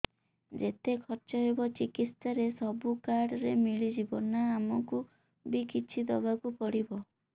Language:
Odia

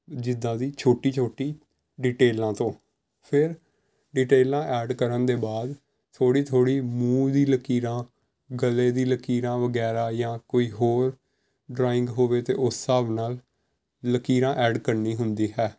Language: Punjabi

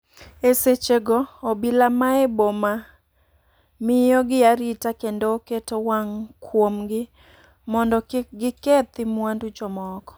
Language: Luo (Kenya and Tanzania)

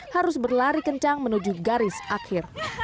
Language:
Indonesian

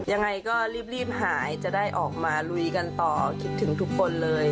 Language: Thai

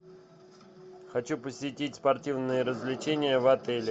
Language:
Russian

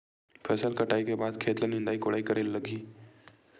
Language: Chhattisgarhi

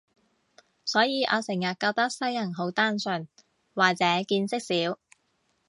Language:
Cantonese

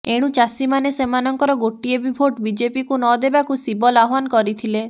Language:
Odia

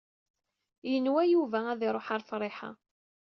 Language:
Kabyle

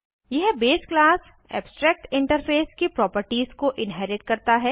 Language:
Hindi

